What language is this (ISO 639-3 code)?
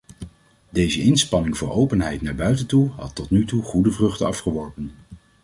nld